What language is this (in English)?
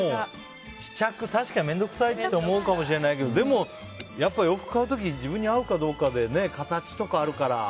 Japanese